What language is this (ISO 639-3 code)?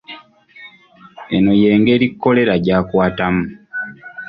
lug